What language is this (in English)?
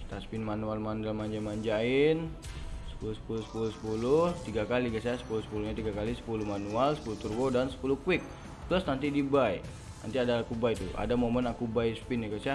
Indonesian